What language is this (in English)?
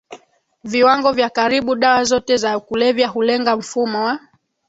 Swahili